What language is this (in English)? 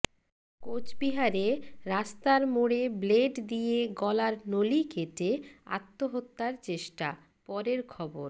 Bangla